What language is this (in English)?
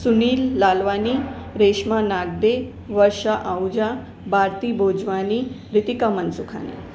Sindhi